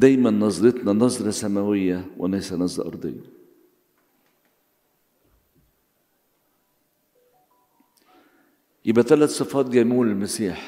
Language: Arabic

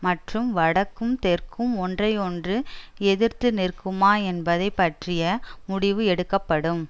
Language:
Tamil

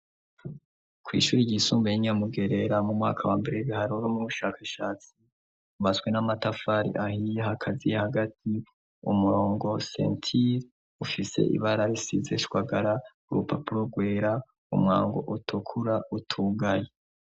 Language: Rundi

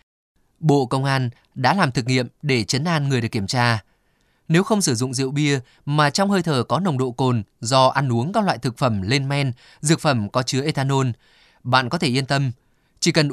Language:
Vietnamese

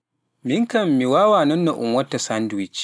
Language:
Pular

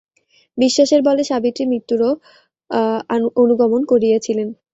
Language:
Bangla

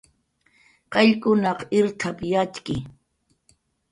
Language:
Jaqaru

